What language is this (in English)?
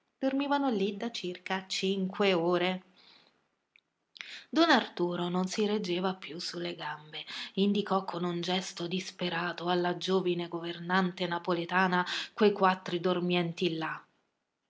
Italian